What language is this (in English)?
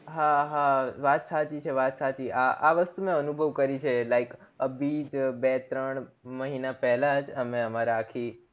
Gujarati